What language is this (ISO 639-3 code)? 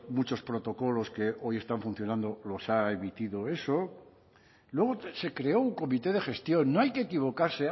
spa